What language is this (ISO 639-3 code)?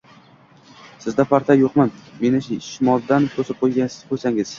uzb